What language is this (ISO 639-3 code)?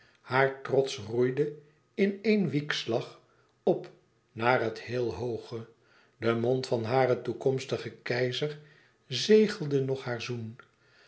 nld